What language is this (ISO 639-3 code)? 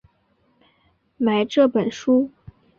zho